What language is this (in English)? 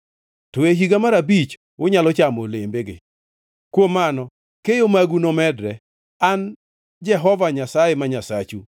Luo (Kenya and Tanzania)